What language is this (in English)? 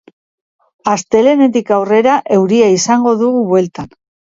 Basque